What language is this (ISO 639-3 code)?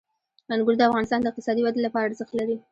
pus